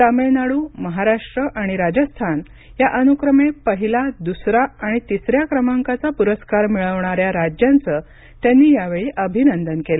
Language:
Marathi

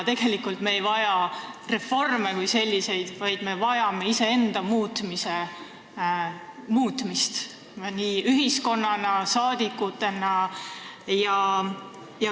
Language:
Estonian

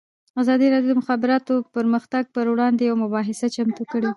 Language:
Pashto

